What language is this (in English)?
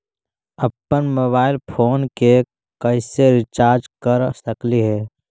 Magahi